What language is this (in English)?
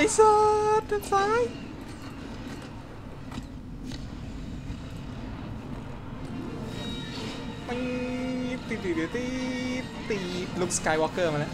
Thai